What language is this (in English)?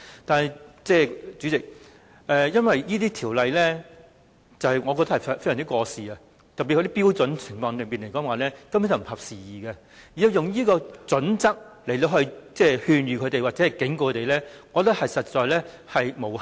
Cantonese